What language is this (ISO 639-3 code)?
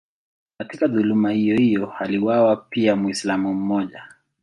swa